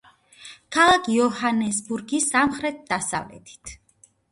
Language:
Georgian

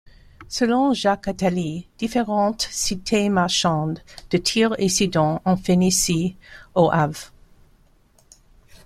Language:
French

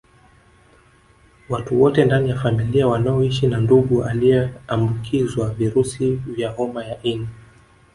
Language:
Swahili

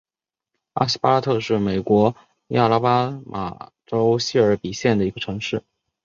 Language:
Chinese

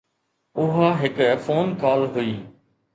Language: Sindhi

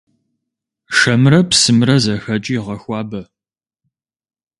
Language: Kabardian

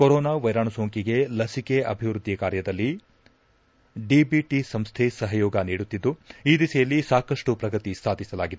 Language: Kannada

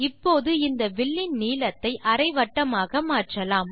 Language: Tamil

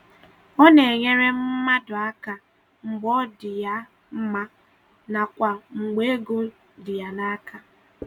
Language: Igbo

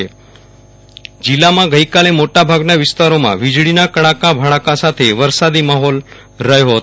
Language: Gujarati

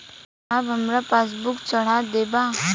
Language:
Bhojpuri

